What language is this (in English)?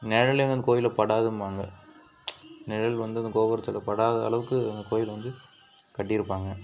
Tamil